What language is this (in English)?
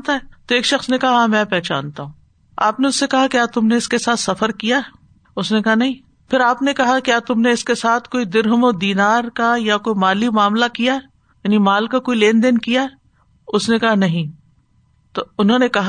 Urdu